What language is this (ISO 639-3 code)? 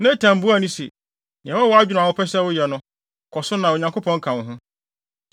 aka